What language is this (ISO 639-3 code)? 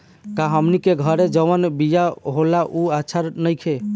bho